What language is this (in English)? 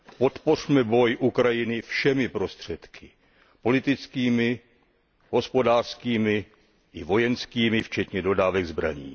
Czech